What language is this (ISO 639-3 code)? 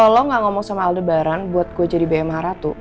ind